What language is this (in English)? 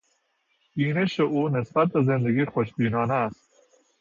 Persian